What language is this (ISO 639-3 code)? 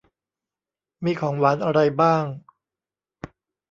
tha